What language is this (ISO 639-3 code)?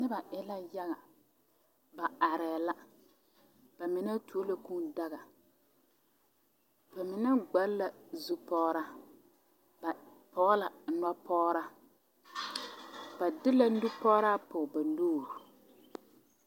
dga